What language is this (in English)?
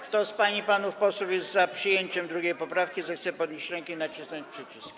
Polish